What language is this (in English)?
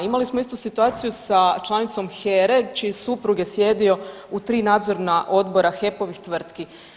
Croatian